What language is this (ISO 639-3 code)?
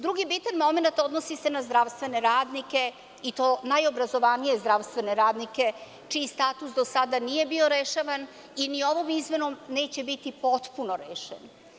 srp